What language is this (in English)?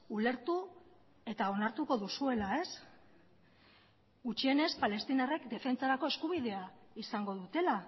Basque